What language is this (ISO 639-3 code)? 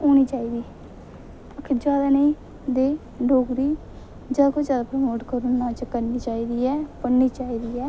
doi